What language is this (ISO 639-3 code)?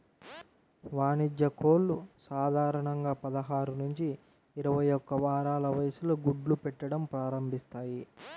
tel